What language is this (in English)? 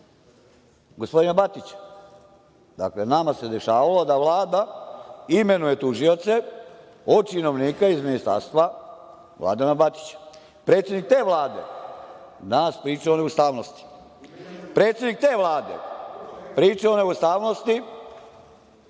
Serbian